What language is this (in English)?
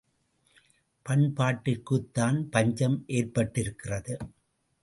Tamil